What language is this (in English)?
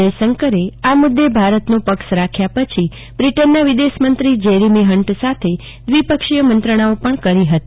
Gujarati